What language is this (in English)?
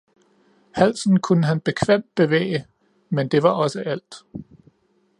Danish